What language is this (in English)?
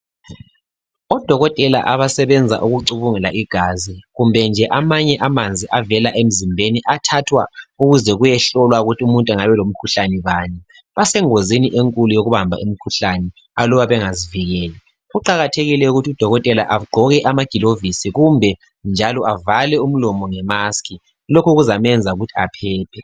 North Ndebele